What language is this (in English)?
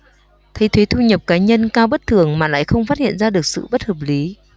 Vietnamese